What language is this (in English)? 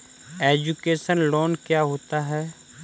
Hindi